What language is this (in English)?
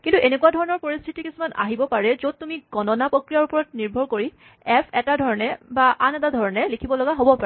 Assamese